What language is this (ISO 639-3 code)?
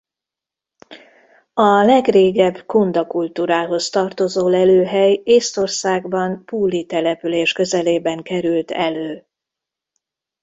hun